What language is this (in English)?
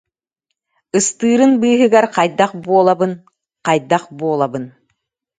Yakut